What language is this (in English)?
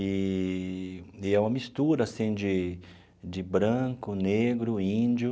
Portuguese